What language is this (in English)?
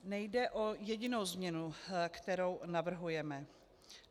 Czech